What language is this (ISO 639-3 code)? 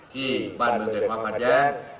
tha